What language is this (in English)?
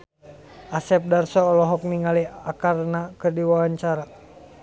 Sundanese